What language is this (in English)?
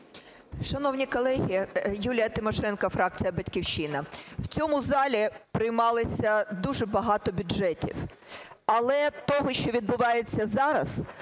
Ukrainian